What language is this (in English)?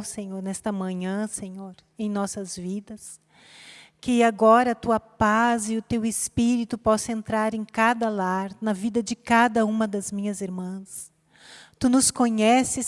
Portuguese